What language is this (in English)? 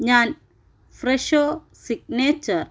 Malayalam